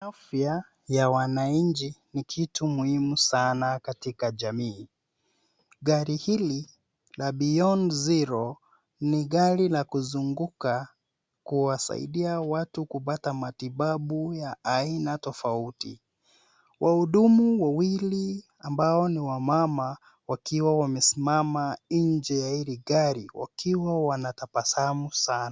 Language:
Swahili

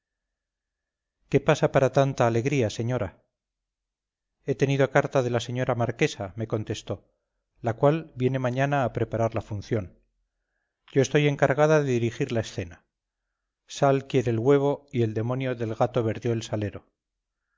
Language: Spanish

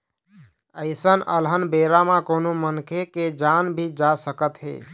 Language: Chhattisgarhi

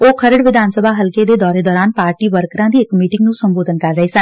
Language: Punjabi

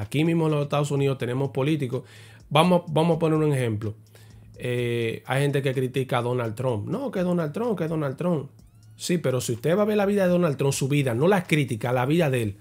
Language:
Spanish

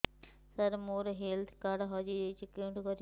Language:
Odia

